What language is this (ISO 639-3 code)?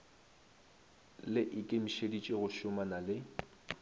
nso